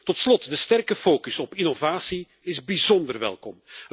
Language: Dutch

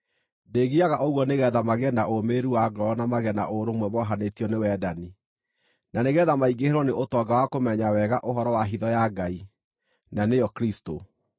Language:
Kikuyu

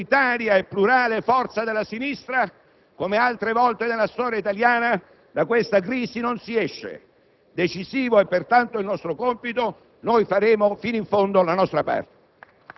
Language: Italian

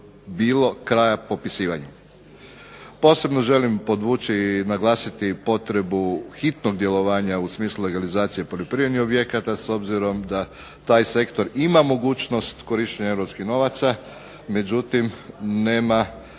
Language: Croatian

